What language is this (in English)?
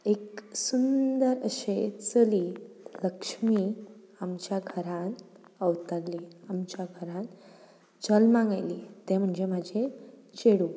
Konkani